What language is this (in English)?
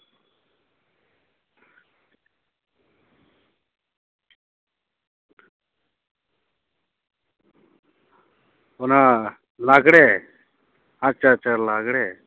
Santali